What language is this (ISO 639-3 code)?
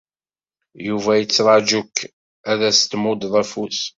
kab